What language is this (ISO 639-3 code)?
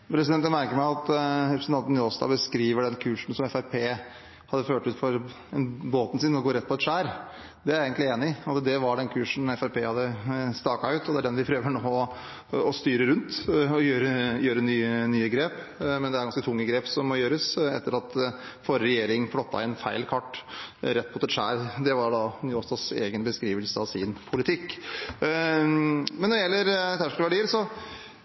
nor